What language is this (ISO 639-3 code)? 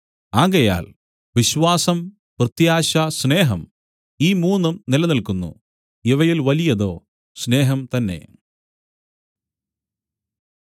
mal